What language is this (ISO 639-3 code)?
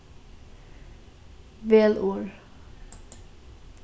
fao